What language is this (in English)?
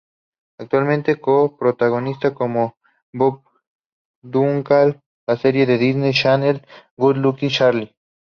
Spanish